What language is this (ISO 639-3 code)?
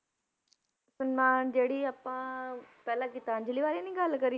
pan